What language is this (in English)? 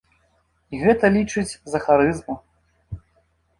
Belarusian